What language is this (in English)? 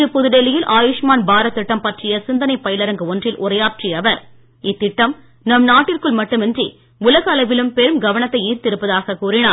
Tamil